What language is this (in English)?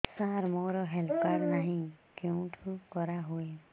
Odia